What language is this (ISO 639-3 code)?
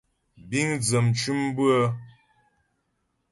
bbj